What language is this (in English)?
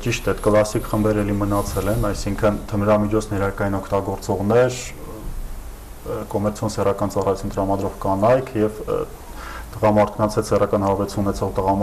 Turkish